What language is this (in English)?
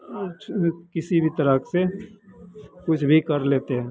Hindi